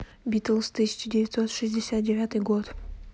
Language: Russian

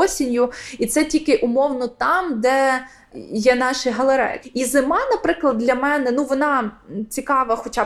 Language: Ukrainian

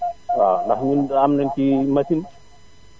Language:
Wolof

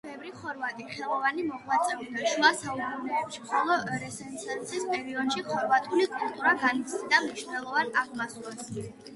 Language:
Georgian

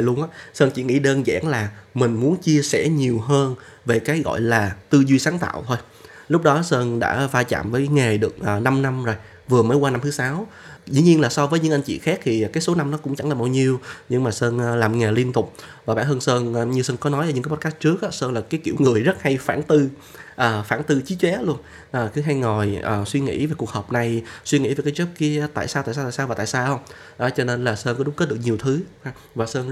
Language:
Vietnamese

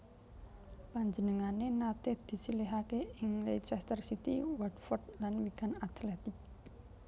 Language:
Javanese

